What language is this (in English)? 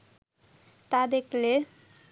Bangla